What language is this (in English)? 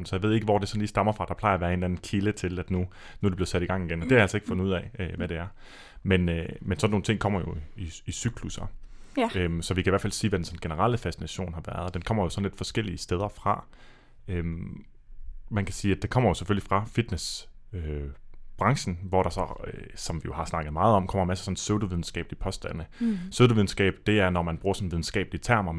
Danish